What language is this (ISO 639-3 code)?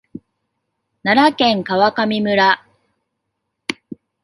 jpn